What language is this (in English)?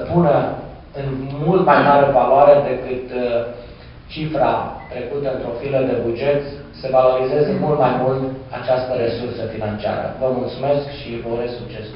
Romanian